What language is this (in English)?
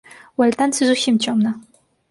Belarusian